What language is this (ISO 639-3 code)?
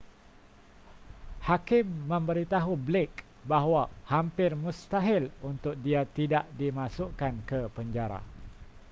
msa